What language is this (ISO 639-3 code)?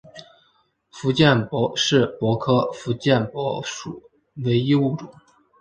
zho